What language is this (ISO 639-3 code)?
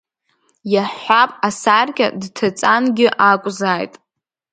abk